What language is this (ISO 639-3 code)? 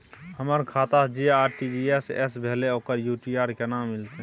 mai